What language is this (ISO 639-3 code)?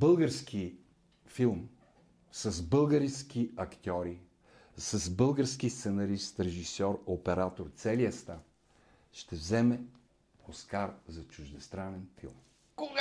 bul